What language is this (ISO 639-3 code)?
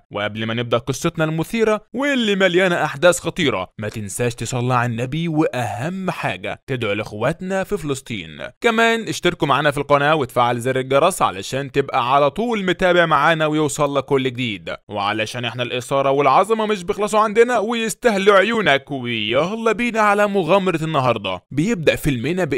ara